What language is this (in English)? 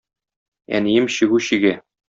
Tatar